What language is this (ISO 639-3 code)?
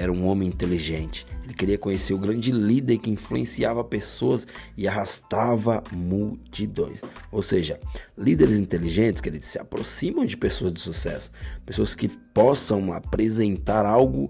por